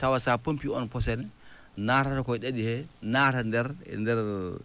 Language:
Fula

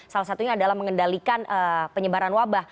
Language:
Indonesian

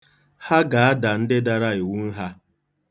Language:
Igbo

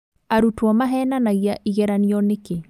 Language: Kikuyu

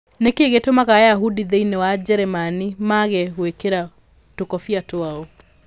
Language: Kikuyu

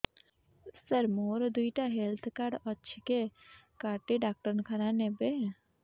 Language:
Odia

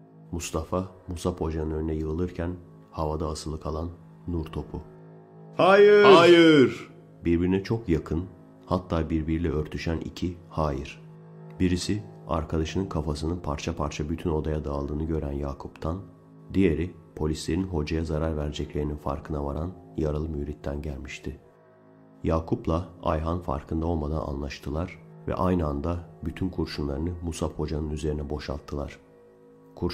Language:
Turkish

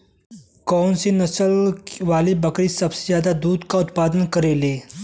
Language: Bhojpuri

